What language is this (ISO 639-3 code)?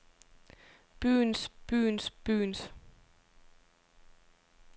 dan